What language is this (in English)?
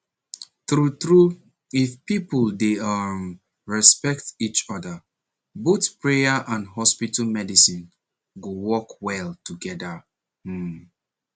Nigerian Pidgin